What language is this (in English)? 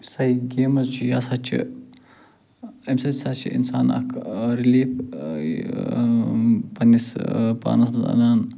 Kashmiri